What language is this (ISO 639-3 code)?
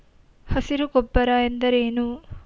kan